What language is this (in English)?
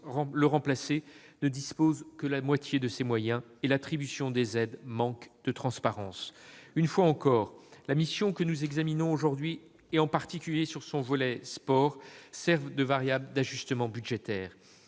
French